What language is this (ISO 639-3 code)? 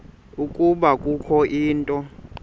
xho